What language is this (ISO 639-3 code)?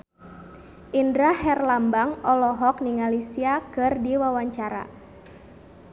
sun